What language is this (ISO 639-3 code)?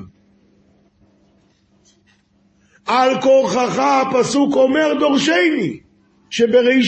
heb